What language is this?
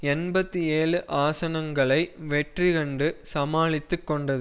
Tamil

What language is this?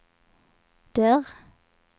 Swedish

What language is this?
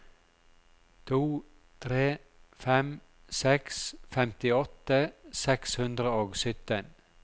Norwegian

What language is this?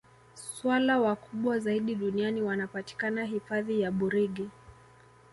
Swahili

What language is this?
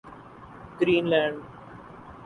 Urdu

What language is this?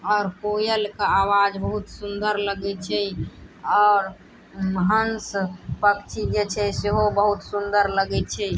Maithili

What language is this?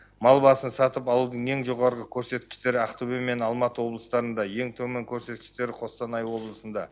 Kazakh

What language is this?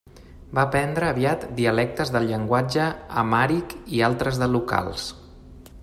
Catalan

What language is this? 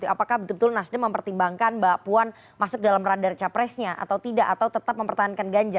Indonesian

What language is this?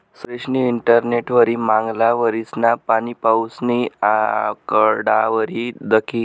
Marathi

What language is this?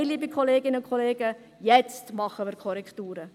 Swiss German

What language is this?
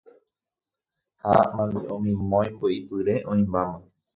Guarani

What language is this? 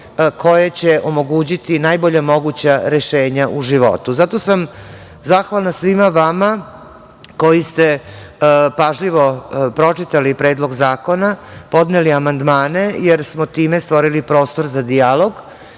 Serbian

